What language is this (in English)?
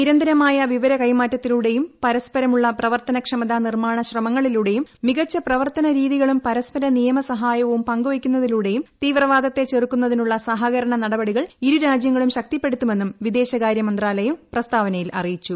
Malayalam